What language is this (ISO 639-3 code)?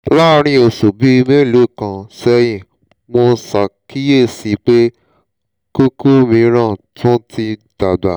yor